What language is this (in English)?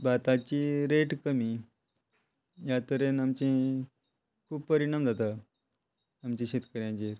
Konkani